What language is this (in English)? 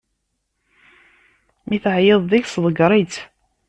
Kabyle